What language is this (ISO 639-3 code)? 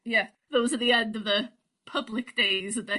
cym